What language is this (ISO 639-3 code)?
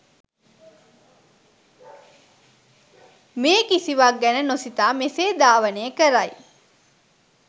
sin